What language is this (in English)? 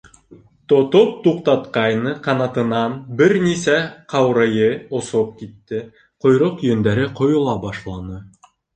Bashkir